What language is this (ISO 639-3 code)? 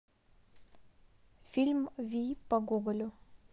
rus